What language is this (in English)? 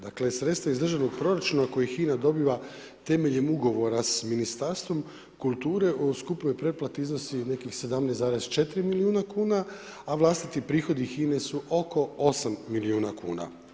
Croatian